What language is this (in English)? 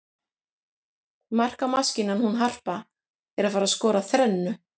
Icelandic